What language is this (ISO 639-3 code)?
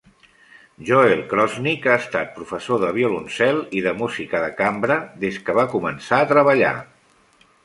cat